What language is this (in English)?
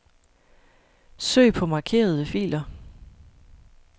Danish